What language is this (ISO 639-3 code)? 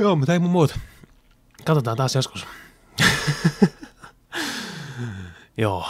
fin